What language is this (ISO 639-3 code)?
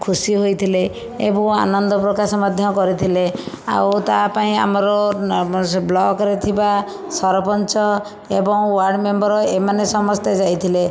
ori